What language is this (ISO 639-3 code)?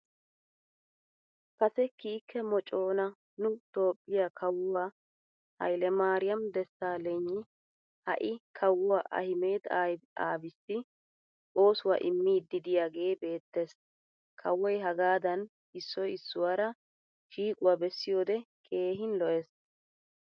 wal